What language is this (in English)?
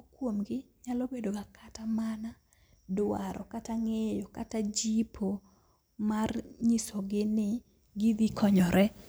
Luo (Kenya and Tanzania)